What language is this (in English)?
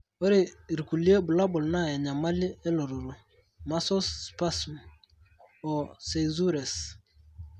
Masai